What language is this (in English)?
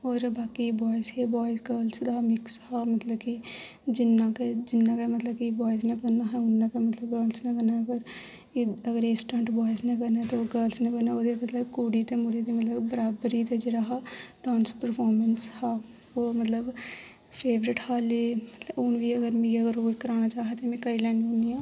Dogri